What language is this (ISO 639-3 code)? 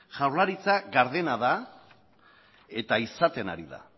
eus